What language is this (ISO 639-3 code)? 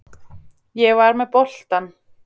isl